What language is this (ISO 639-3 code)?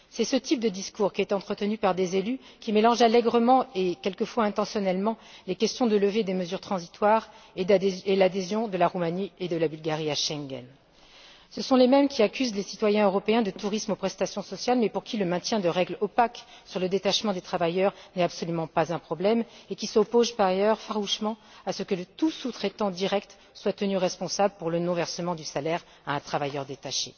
fra